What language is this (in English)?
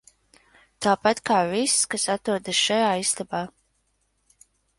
Latvian